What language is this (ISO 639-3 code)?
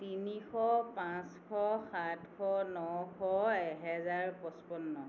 asm